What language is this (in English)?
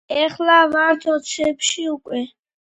Georgian